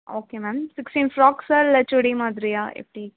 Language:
Tamil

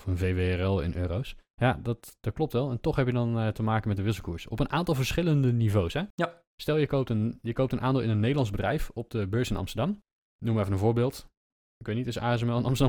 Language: Dutch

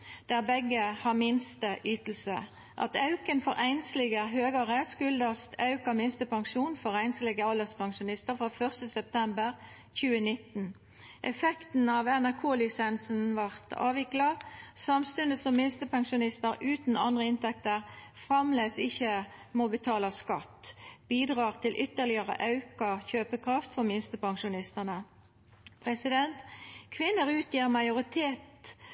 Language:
Norwegian Nynorsk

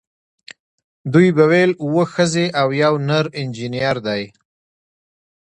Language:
Pashto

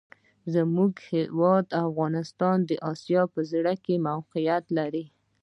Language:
Pashto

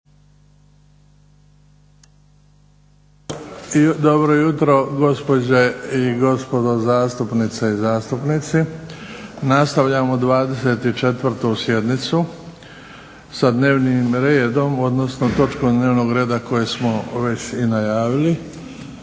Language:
Croatian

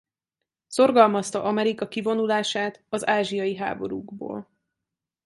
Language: Hungarian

